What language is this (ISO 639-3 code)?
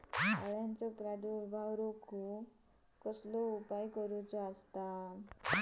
mar